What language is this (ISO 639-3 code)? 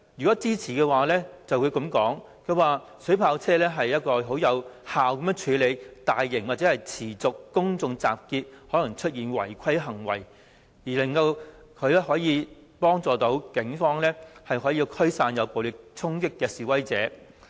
yue